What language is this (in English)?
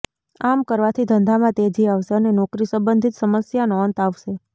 Gujarati